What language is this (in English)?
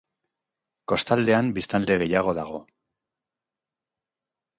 Basque